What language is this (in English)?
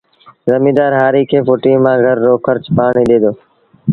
Sindhi Bhil